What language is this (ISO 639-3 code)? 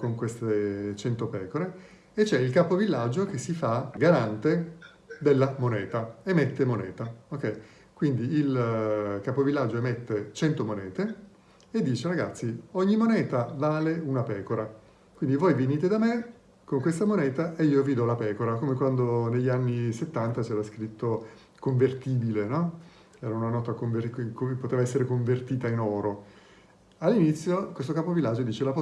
ita